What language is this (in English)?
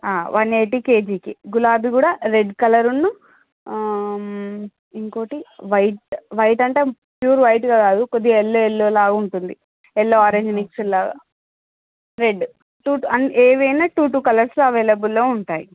Telugu